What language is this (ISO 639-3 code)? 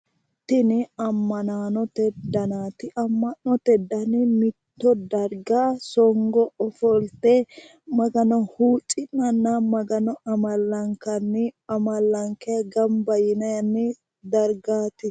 sid